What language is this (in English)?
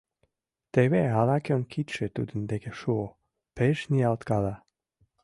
Mari